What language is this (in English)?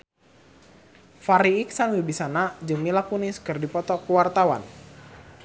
Sundanese